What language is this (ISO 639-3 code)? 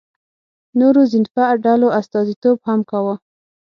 pus